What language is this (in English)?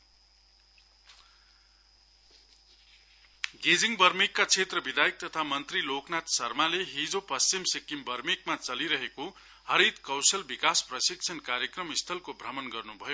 Nepali